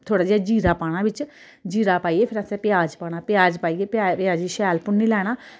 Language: Dogri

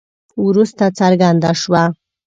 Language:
Pashto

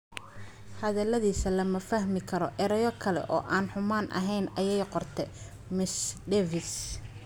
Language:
Somali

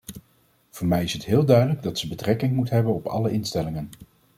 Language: Dutch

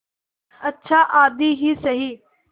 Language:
Hindi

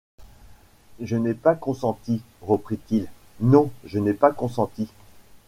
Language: French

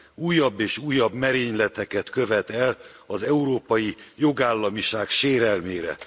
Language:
Hungarian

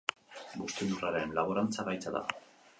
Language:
Basque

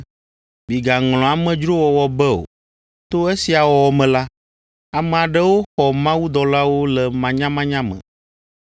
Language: Ewe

